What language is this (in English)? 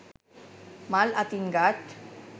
Sinhala